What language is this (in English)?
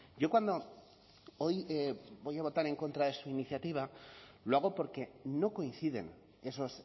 Spanish